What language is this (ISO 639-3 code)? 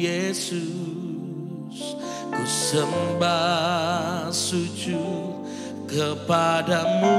ind